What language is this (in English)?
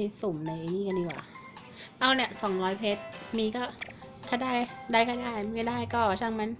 Thai